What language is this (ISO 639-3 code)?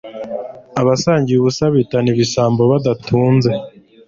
kin